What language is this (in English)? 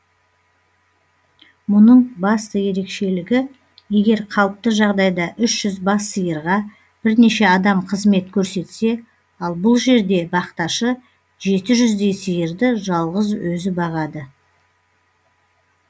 Kazakh